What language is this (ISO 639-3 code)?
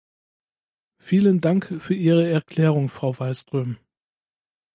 deu